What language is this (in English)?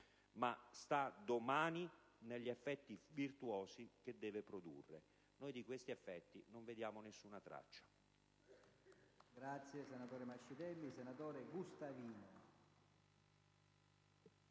Italian